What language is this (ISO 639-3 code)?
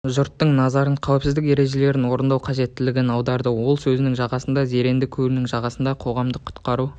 kaz